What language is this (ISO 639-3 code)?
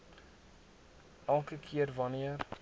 afr